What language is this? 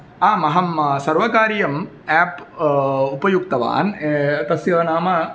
Sanskrit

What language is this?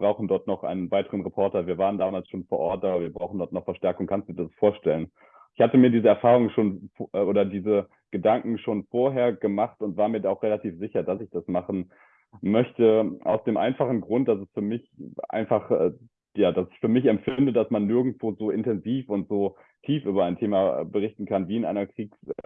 German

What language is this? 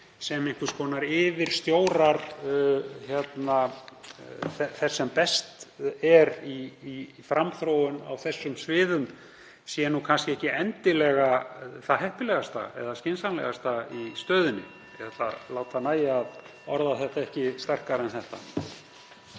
Icelandic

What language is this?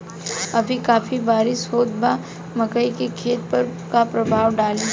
Bhojpuri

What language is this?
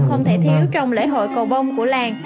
Vietnamese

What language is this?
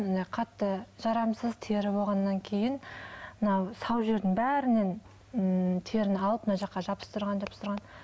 Kazakh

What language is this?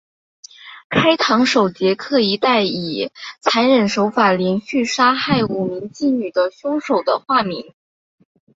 Chinese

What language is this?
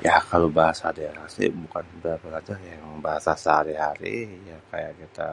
Betawi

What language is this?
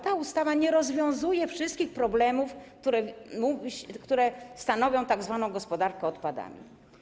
Polish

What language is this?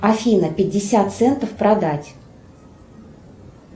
Russian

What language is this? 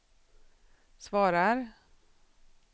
Swedish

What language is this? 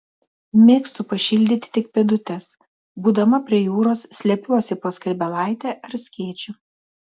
Lithuanian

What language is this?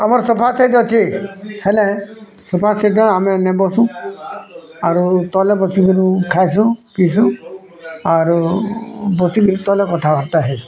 Odia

